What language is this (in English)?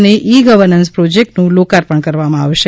Gujarati